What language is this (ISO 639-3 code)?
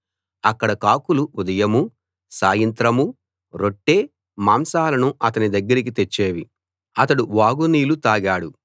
tel